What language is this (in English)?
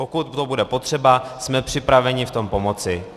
Czech